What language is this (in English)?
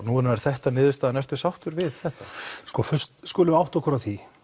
Icelandic